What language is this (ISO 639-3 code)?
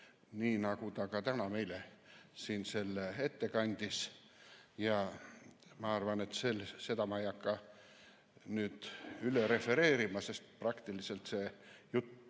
est